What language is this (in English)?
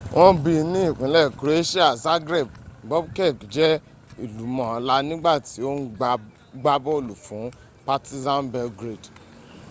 Yoruba